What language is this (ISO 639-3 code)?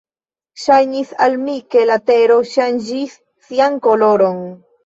epo